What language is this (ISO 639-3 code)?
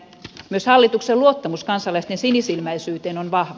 fin